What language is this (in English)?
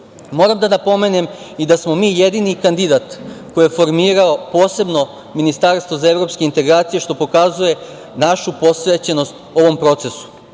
Serbian